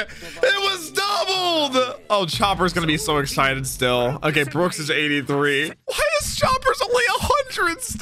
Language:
English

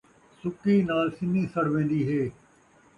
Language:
Saraiki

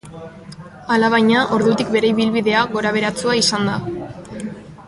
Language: Basque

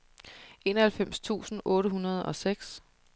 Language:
Danish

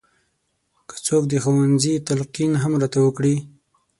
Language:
Pashto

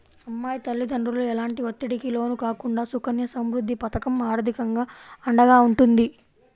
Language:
Telugu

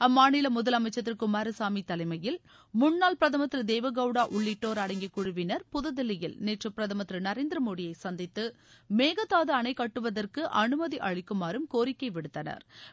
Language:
Tamil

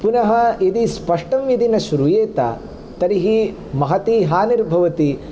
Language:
Sanskrit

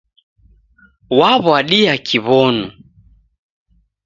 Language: Taita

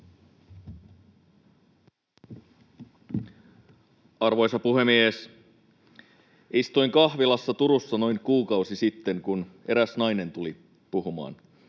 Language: Finnish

